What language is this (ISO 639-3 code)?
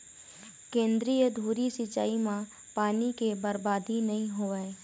hne